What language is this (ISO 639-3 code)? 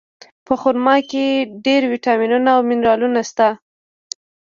pus